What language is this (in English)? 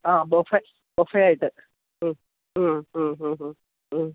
Malayalam